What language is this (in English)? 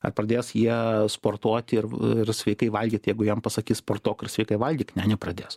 Lithuanian